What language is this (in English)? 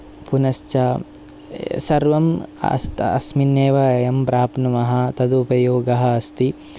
Sanskrit